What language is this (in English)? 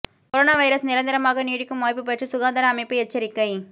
Tamil